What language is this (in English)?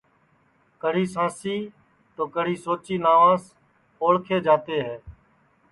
Sansi